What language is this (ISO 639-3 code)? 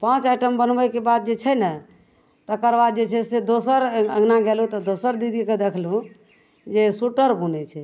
mai